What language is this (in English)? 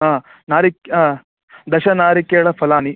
Sanskrit